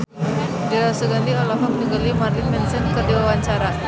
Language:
Sundanese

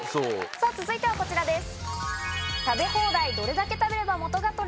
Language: Japanese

